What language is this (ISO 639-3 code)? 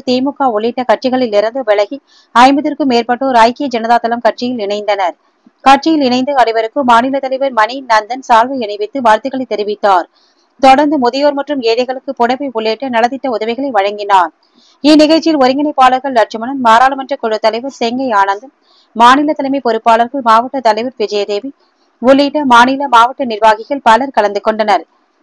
tam